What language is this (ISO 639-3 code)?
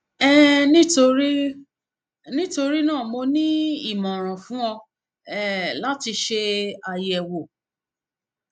yor